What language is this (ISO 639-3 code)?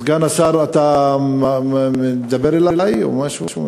heb